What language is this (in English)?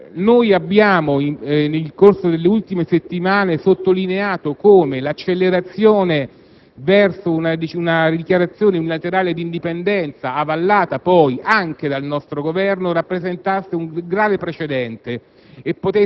Italian